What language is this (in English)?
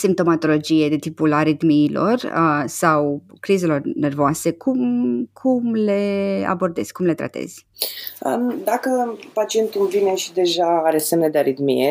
Romanian